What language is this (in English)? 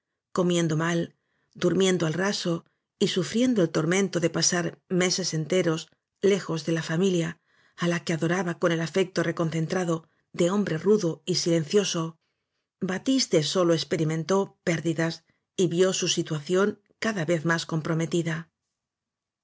Spanish